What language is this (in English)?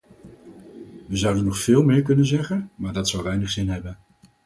Dutch